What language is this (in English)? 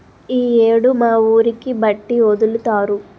Telugu